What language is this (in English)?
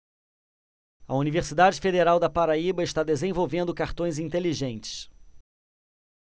Portuguese